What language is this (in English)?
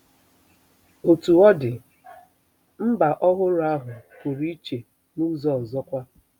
Igbo